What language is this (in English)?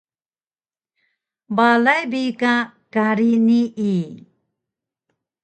Taroko